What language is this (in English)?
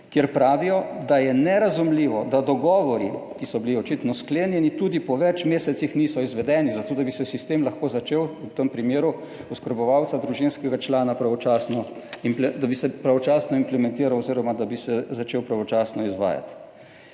Slovenian